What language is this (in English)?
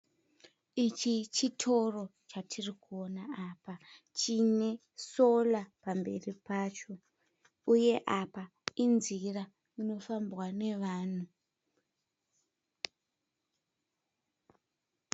Shona